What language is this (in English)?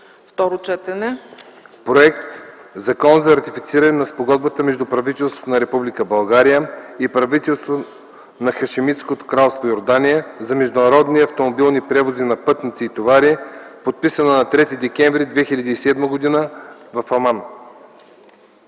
Bulgarian